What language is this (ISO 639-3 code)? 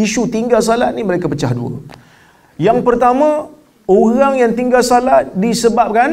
msa